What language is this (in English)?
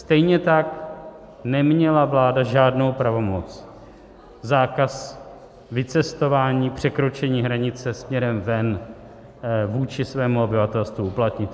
Czech